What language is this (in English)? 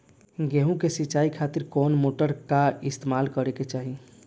Bhojpuri